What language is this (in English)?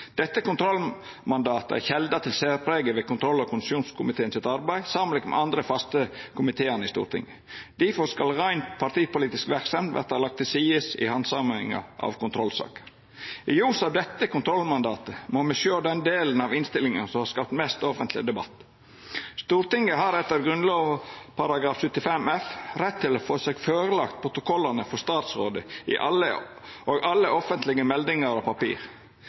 Norwegian Nynorsk